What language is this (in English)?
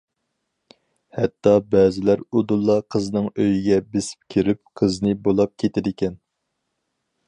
Uyghur